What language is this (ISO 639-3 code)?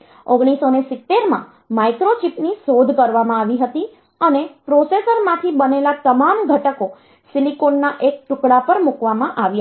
guj